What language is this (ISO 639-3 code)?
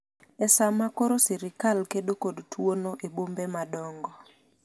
luo